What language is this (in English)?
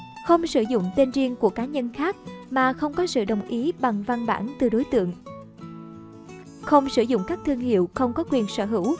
Vietnamese